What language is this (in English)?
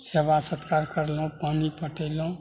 Maithili